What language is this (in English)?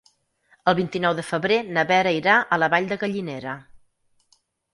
Catalan